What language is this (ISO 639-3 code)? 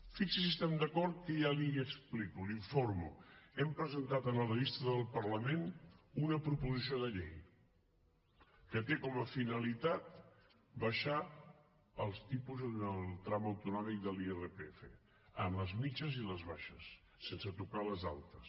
cat